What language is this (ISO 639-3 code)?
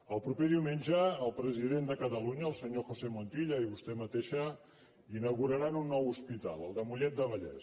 cat